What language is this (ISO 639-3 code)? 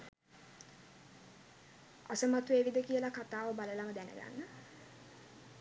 sin